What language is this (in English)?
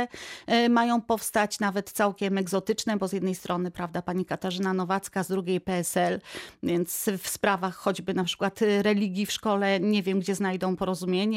Polish